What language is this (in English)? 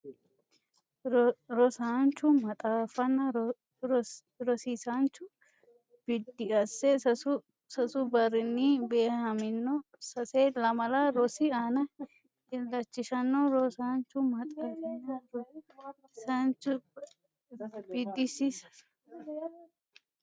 Sidamo